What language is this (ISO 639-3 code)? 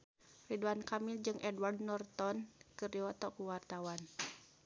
sun